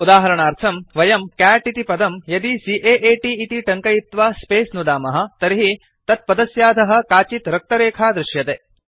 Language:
Sanskrit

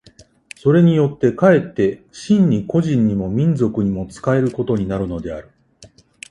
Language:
Japanese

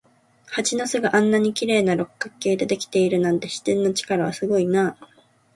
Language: Japanese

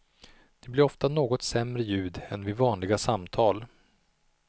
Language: Swedish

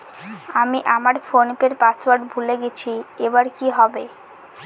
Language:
Bangla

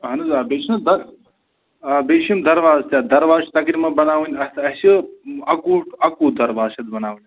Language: Kashmiri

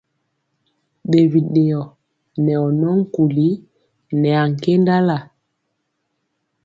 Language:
Mpiemo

